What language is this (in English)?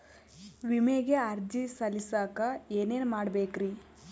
Kannada